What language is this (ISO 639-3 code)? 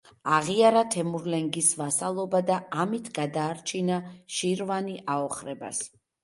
kat